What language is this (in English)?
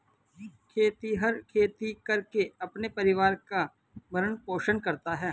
Hindi